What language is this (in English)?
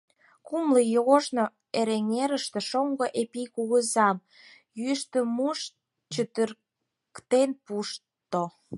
Mari